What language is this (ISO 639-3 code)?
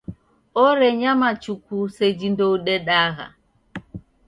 dav